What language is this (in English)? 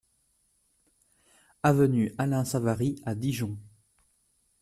French